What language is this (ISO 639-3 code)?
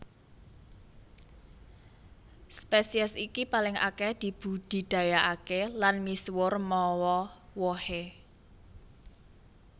jav